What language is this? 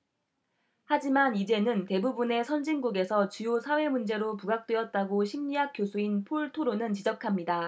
Korean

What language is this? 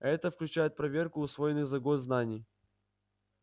Russian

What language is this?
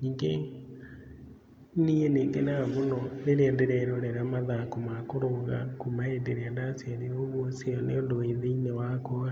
Kikuyu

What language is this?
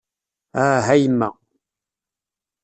Kabyle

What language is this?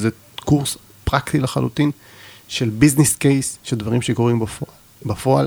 Hebrew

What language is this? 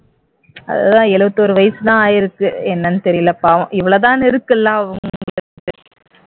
Tamil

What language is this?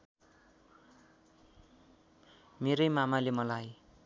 Nepali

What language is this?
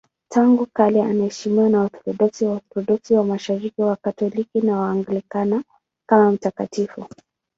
Swahili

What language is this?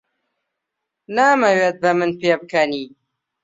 Central Kurdish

